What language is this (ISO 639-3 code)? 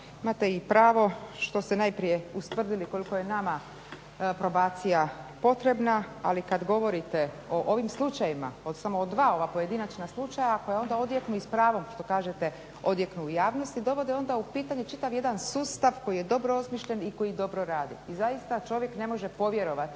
hrv